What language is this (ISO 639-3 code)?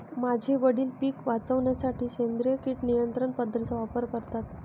mar